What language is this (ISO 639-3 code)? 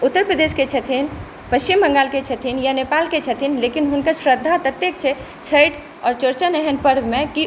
mai